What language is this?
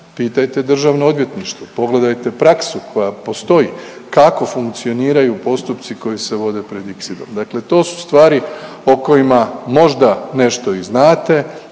Croatian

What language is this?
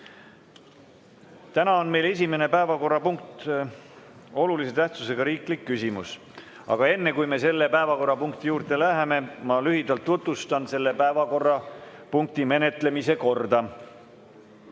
Estonian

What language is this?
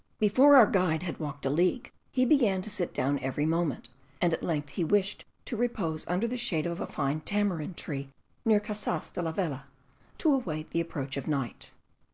English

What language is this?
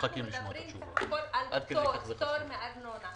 Hebrew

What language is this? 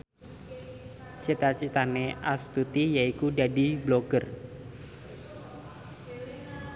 Javanese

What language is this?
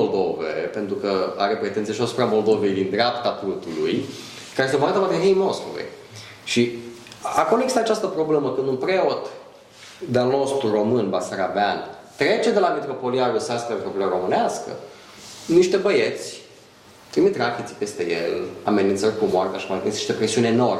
Romanian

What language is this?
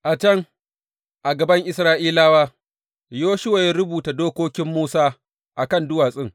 Hausa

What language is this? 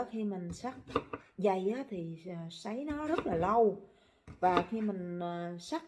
Vietnamese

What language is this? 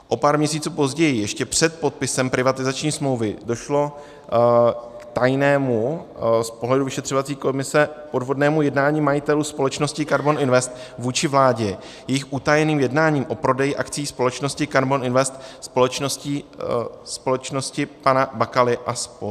Czech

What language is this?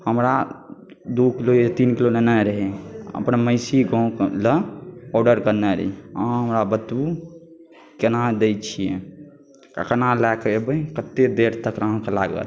Maithili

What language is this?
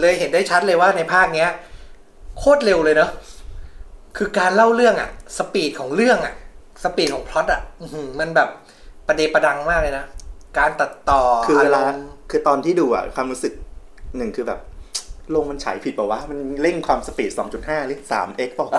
Thai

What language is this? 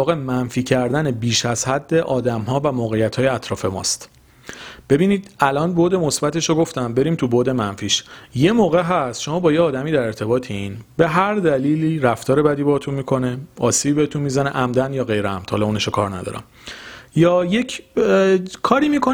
Persian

